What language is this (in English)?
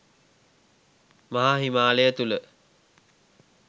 Sinhala